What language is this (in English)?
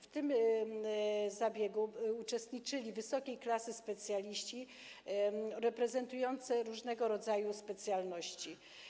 Polish